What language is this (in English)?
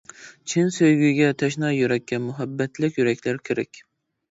Uyghur